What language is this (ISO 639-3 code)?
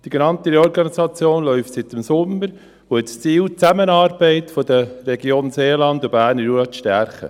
gsw